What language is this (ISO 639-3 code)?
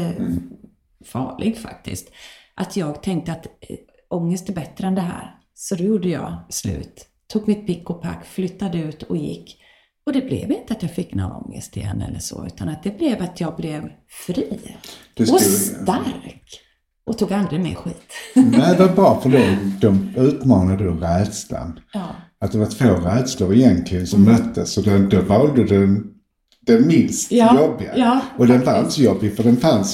swe